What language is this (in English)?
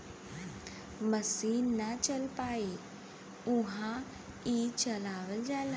Bhojpuri